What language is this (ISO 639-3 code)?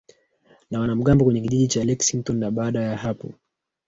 swa